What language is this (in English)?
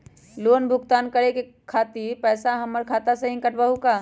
Magahi